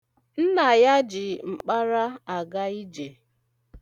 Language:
Igbo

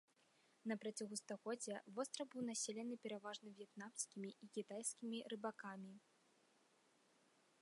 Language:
Belarusian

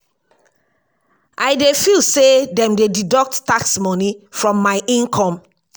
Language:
Nigerian Pidgin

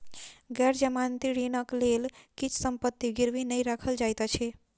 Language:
Maithili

